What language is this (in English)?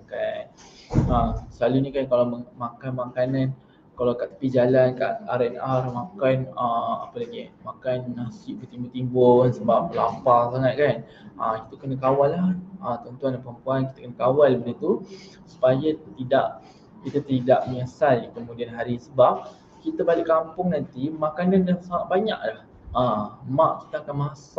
Malay